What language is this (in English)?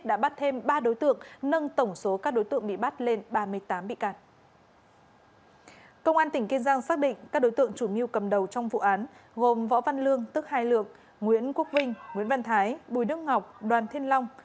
Vietnamese